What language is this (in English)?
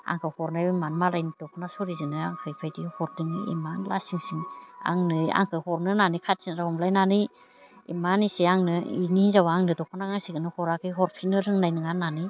Bodo